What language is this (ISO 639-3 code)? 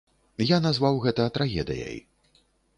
bel